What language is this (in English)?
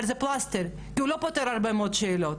Hebrew